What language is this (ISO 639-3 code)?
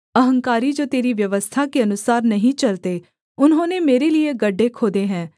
hin